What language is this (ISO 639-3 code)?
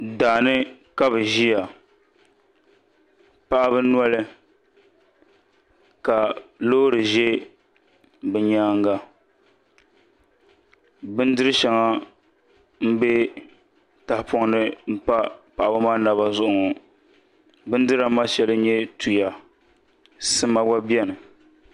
dag